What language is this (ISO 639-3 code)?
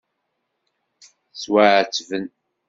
kab